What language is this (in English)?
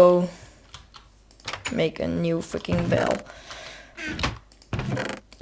Dutch